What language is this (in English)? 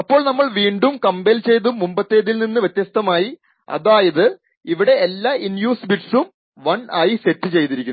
Malayalam